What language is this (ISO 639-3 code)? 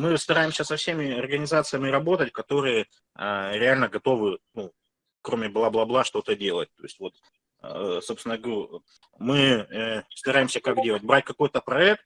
rus